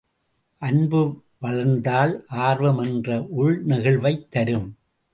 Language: Tamil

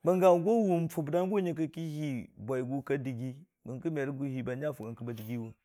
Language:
Dijim-Bwilim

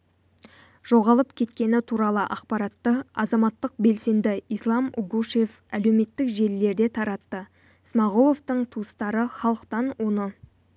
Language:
Kazakh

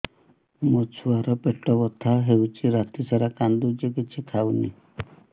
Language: Odia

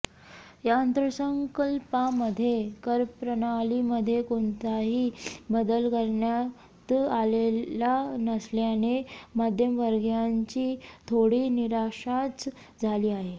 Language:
Marathi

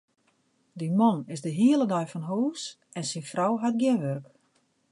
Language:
Western Frisian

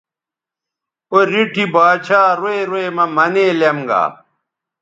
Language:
Bateri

